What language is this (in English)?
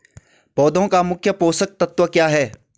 Hindi